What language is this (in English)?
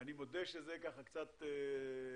Hebrew